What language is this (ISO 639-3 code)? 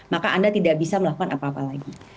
ind